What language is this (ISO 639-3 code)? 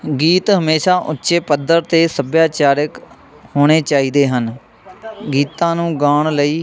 pan